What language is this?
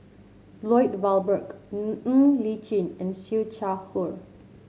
English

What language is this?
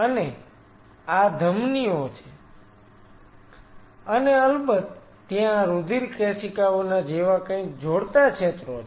Gujarati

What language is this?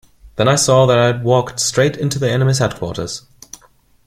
English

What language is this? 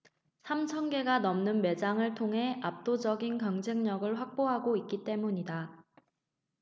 Korean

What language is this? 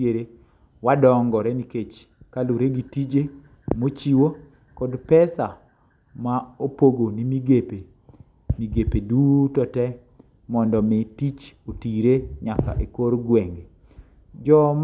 Luo (Kenya and Tanzania)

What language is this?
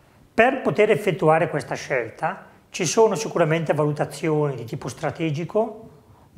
Italian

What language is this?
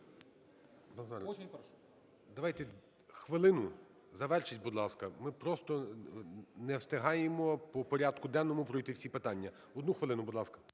Ukrainian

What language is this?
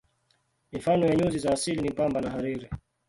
Swahili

